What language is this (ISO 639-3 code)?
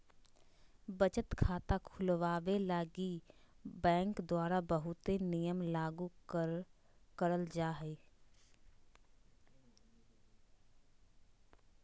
mag